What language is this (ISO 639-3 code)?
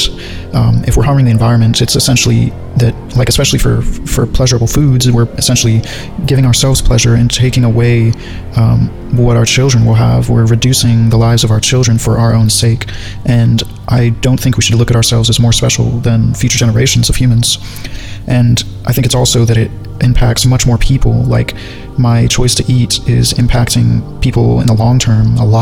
eng